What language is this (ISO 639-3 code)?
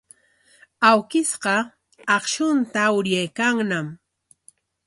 qwa